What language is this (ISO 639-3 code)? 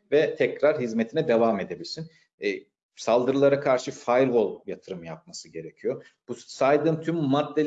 tur